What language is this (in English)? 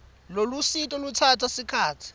Swati